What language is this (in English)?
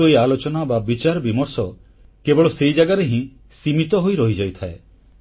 Odia